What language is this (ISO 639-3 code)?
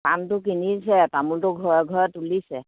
asm